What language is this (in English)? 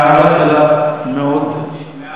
Hebrew